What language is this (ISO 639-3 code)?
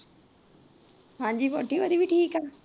pan